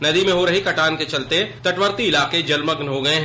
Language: Hindi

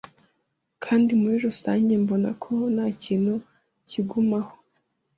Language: Kinyarwanda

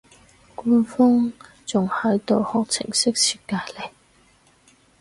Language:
Cantonese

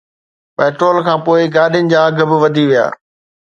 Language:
Sindhi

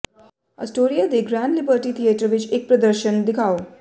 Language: Punjabi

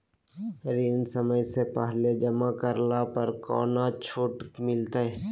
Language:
Magahi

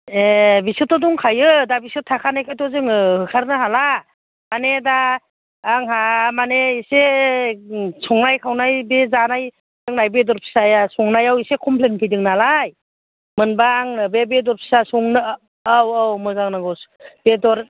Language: Bodo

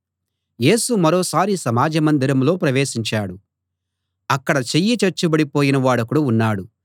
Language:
Telugu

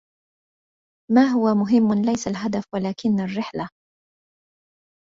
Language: Arabic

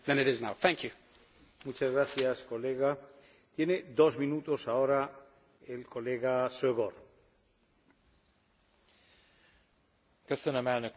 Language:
Hungarian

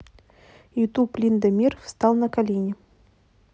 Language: Russian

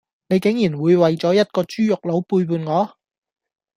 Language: Cantonese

